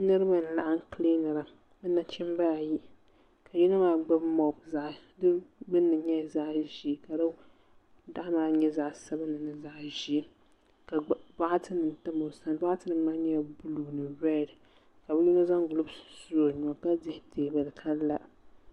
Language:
Dagbani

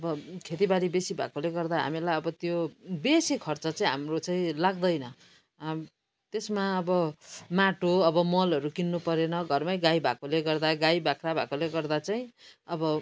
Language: Nepali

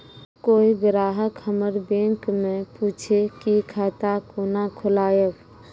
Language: Maithili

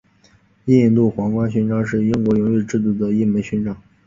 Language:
Chinese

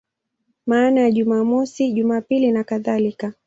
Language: Swahili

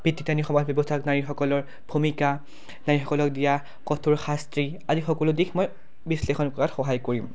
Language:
Assamese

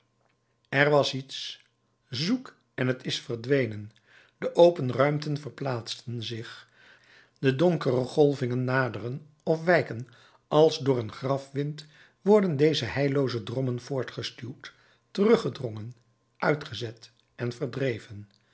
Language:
Dutch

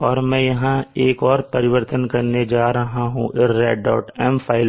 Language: Hindi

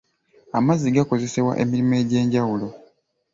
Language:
Ganda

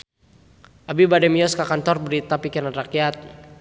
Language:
Sundanese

